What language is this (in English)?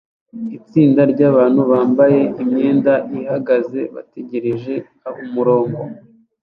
Kinyarwanda